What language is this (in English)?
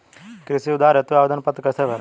Hindi